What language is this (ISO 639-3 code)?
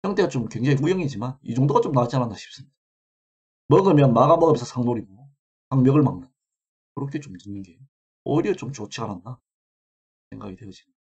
kor